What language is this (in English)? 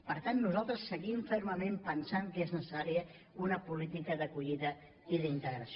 Catalan